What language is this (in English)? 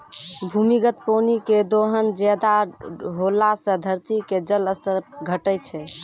Maithili